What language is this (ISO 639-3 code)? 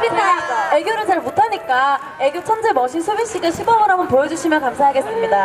kor